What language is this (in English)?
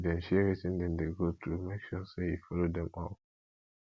Nigerian Pidgin